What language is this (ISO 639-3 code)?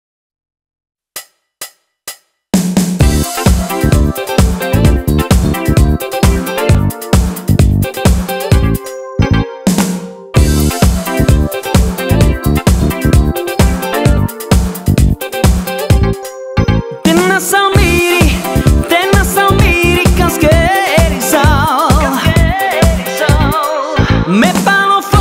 ell